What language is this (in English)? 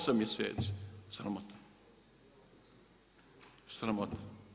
Croatian